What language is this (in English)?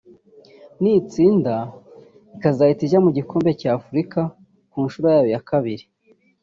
Kinyarwanda